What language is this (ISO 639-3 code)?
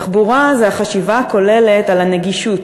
heb